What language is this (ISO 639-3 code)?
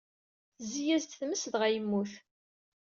kab